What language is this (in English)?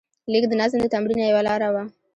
Pashto